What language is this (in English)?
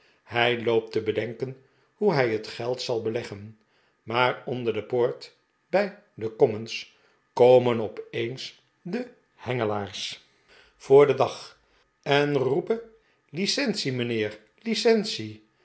Dutch